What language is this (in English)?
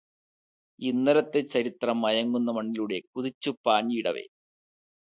Malayalam